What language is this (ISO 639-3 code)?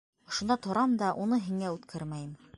bak